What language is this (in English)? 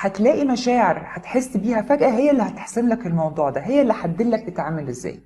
Arabic